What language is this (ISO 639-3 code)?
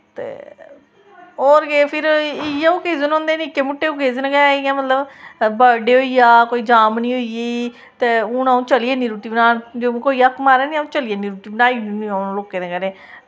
doi